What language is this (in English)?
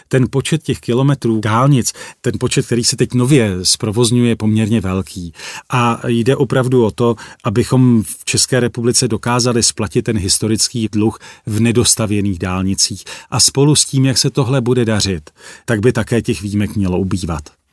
Czech